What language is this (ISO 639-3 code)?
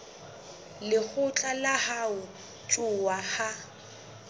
sot